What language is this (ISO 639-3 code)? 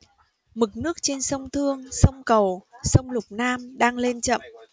vie